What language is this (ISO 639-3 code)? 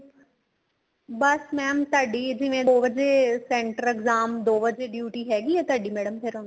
pan